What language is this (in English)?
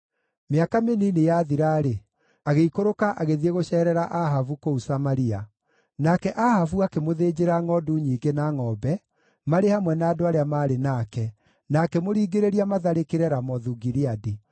Kikuyu